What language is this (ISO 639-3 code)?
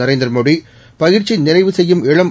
tam